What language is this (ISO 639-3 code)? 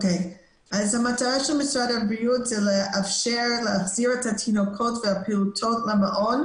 heb